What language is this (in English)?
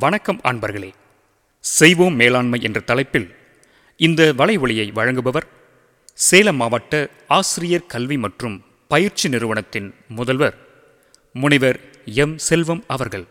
Tamil